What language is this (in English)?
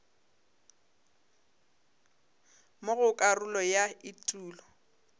Northern Sotho